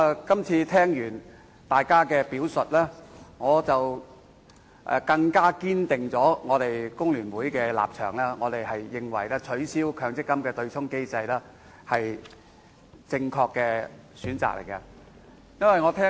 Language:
Cantonese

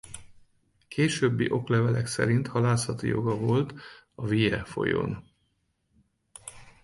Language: Hungarian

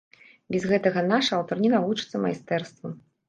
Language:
Belarusian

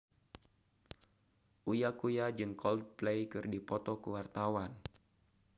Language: Sundanese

